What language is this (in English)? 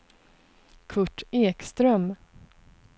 Swedish